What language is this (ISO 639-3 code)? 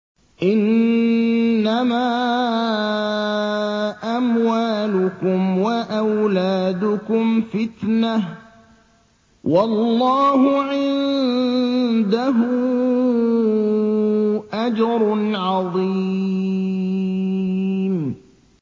ara